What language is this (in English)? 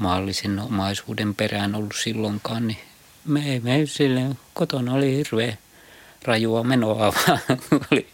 Finnish